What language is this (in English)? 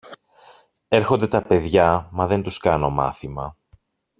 Greek